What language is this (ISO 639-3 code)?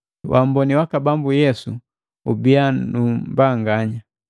mgv